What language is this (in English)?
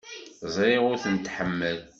Kabyle